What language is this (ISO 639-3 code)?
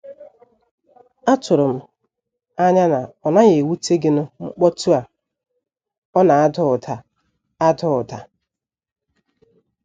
ibo